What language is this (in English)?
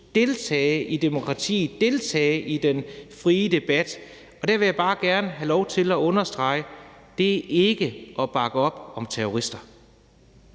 Danish